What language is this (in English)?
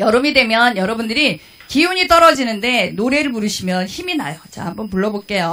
Korean